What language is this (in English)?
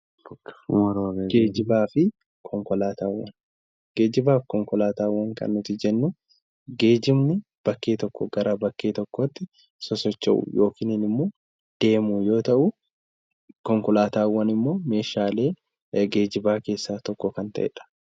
Oromo